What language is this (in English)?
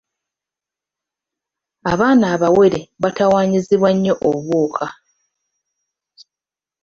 Ganda